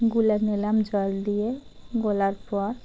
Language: Bangla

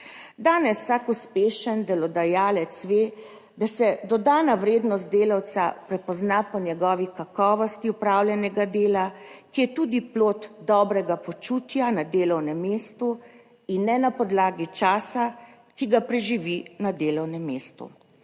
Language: Slovenian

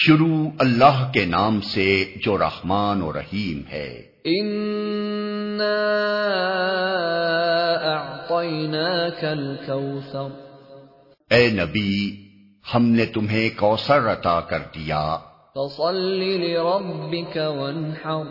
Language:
Urdu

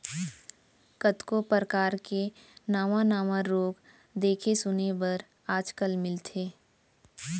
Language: Chhattisgarhi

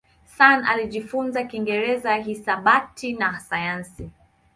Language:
Swahili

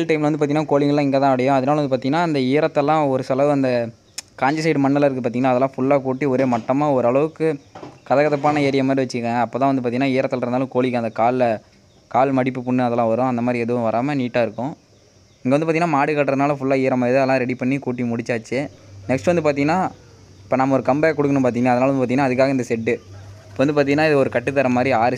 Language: Tamil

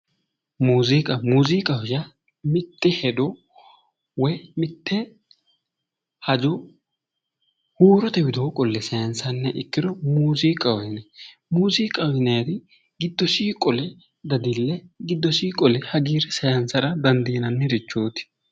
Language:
Sidamo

